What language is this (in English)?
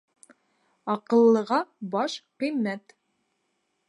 Bashkir